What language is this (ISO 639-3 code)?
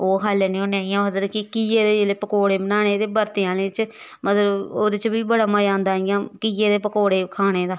doi